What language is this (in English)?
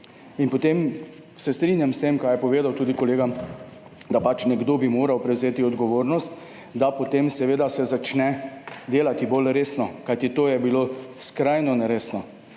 Slovenian